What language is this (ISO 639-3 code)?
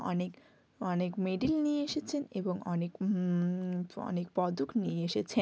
ben